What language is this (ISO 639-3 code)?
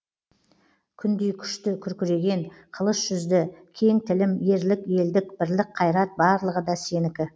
kaz